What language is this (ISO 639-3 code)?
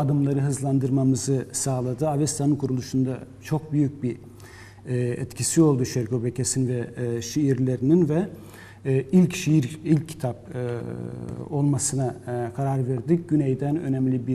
tur